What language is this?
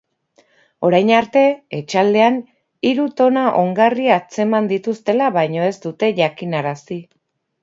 Basque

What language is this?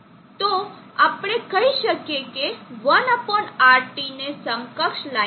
Gujarati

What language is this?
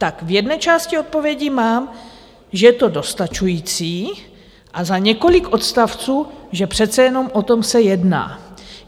Czech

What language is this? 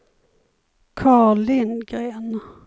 Swedish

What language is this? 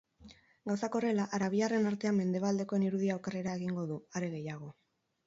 Basque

